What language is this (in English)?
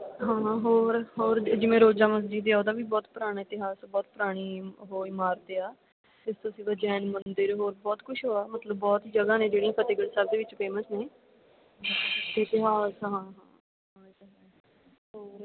Punjabi